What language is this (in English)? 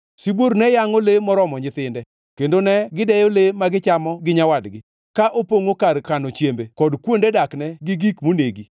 Luo (Kenya and Tanzania)